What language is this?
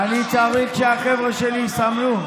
Hebrew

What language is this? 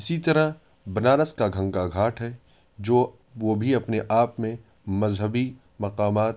Urdu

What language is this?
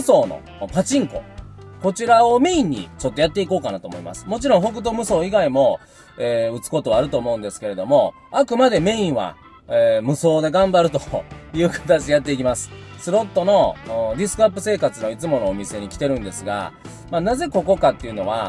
Japanese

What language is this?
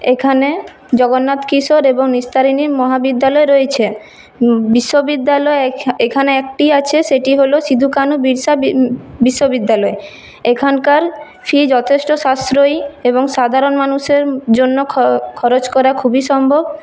Bangla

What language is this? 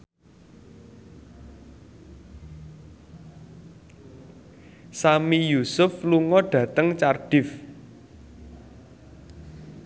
Javanese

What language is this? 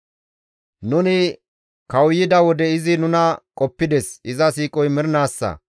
Gamo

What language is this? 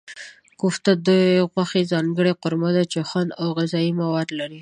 Pashto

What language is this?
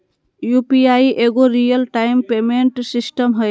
Magahi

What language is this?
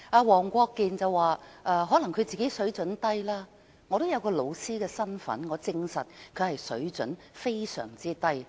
Cantonese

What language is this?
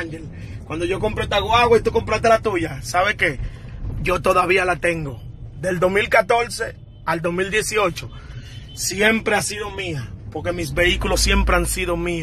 Spanish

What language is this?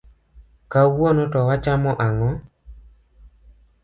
Luo (Kenya and Tanzania)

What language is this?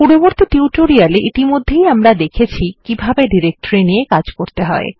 Bangla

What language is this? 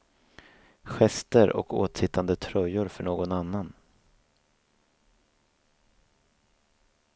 Swedish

